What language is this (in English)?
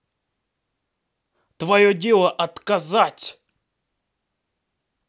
Russian